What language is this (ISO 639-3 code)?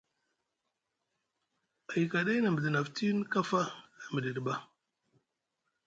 mug